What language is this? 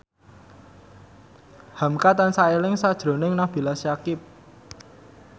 Javanese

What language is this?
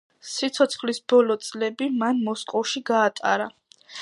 Georgian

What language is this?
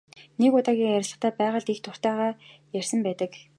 Mongolian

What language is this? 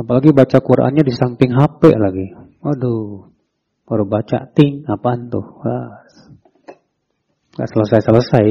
Indonesian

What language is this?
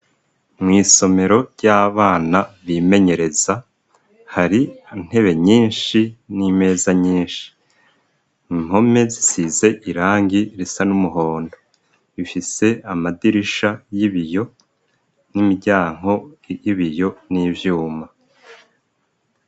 Rundi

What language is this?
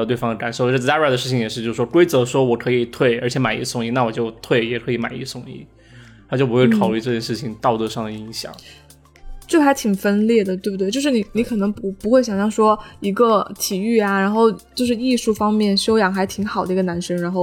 Chinese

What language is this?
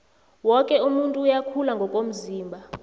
South Ndebele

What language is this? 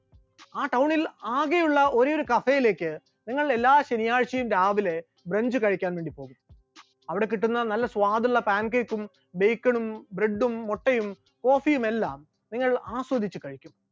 Malayalam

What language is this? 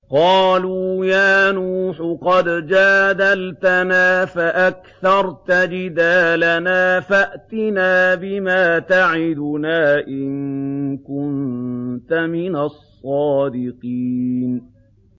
Arabic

